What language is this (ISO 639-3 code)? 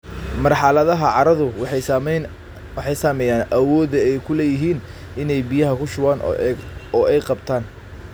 som